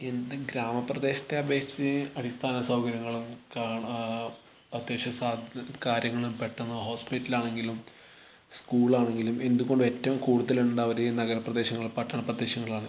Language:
Malayalam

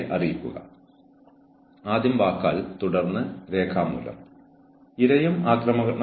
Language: Malayalam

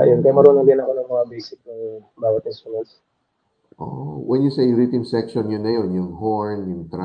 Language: Filipino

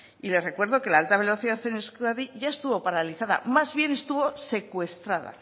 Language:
Spanish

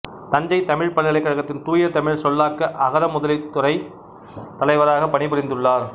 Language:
Tamil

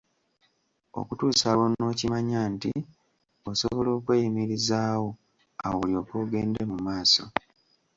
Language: Ganda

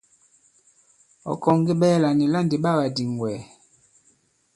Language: Bankon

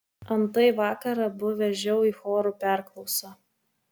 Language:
Lithuanian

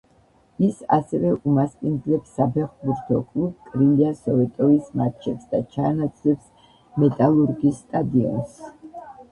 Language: Georgian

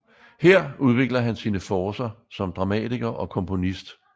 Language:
Danish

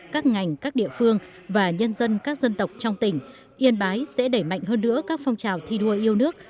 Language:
Vietnamese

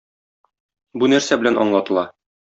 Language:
Tatar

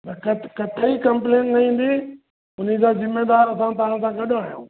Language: Sindhi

